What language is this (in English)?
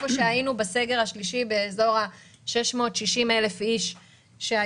Hebrew